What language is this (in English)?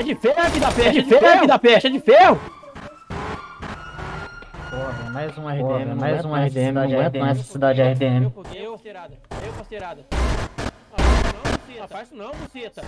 Portuguese